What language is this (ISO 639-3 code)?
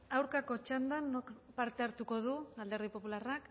eus